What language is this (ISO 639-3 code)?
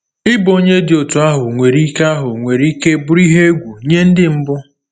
ibo